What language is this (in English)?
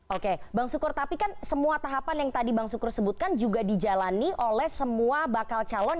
Indonesian